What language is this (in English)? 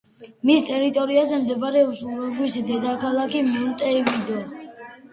Georgian